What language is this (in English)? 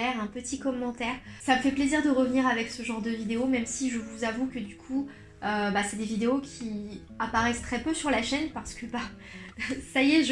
French